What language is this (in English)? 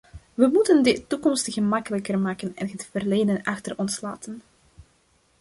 Dutch